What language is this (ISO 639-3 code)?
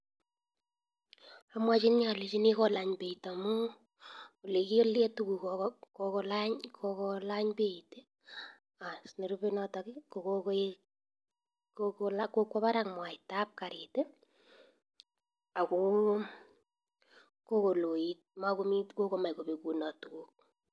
kln